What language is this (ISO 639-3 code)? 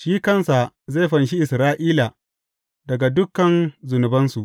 hau